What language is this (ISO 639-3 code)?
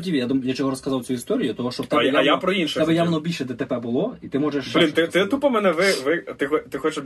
ukr